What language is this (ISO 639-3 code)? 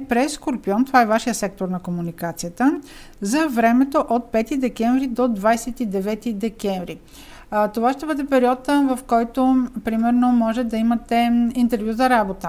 bul